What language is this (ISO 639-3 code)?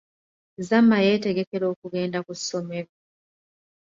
lug